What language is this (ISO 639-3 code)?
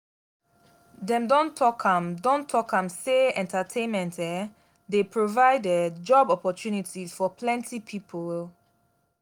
pcm